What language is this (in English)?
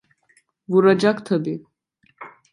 Turkish